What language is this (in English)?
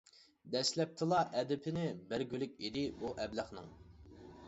Uyghur